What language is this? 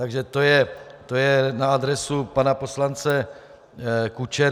Czech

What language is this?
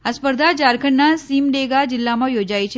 Gujarati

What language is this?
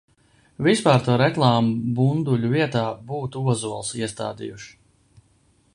Latvian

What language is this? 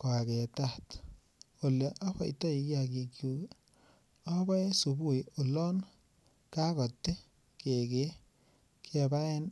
Kalenjin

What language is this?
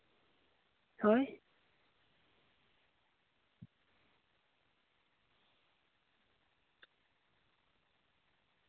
Santali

